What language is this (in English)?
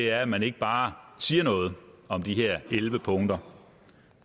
Danish